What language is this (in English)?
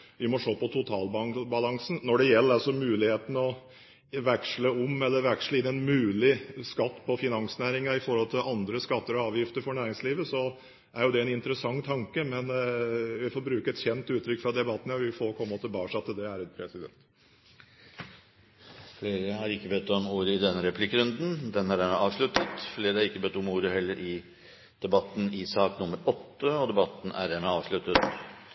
Norwegian Bokmål